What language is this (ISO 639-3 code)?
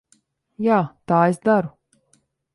lav